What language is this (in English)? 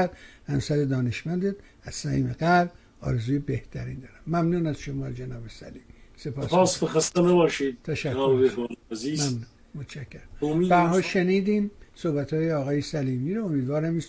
Persian